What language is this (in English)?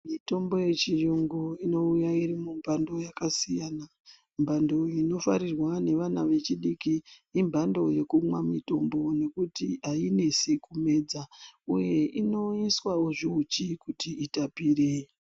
Ndau